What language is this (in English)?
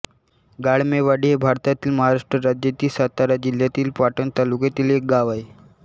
Marathi